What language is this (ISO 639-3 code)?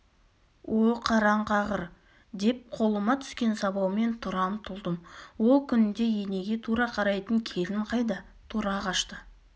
kaz